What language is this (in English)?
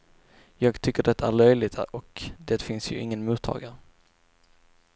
Swedish